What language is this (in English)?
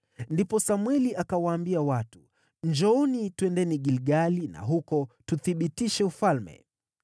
Swahili